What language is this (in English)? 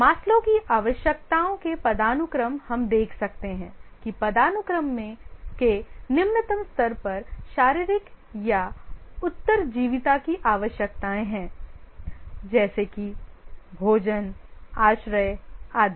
Hindi